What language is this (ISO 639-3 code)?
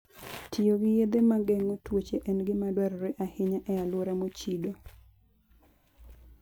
luo